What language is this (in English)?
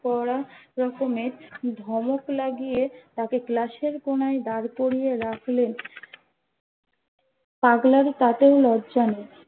Bangla